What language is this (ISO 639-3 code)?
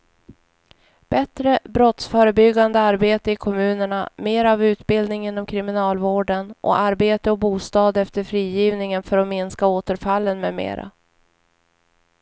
swe